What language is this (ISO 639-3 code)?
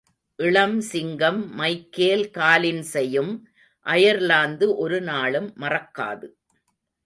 tam